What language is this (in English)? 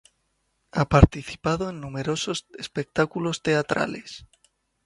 Spanish